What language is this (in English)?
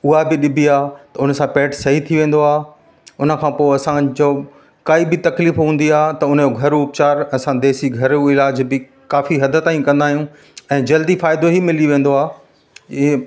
Sindhi